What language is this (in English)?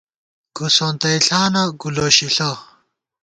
Gawar-Bati